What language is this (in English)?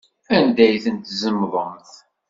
Kabyle